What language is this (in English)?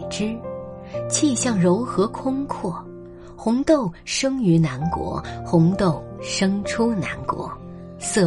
Chinese